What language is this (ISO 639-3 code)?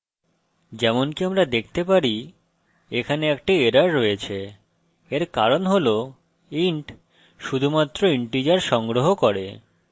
ben